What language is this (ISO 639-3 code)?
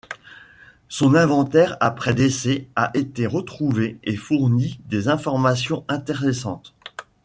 fra